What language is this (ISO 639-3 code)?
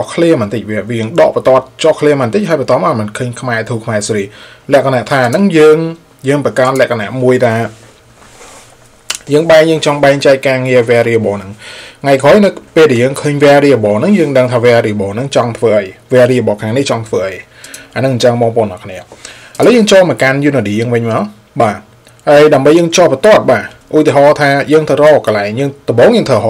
tha